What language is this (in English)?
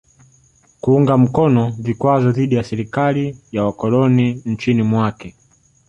Swahili